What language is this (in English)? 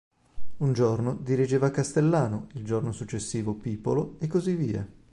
Italian